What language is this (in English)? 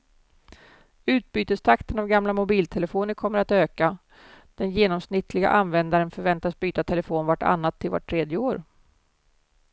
Swedish